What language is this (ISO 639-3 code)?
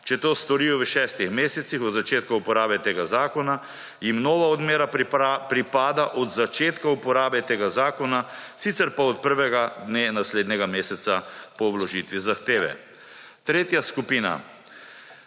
slv